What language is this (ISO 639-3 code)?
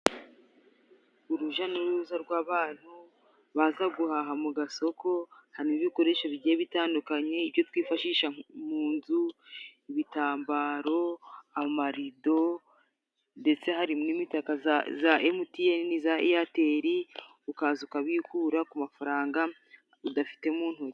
kin